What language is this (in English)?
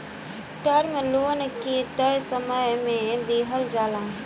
Bhojpuri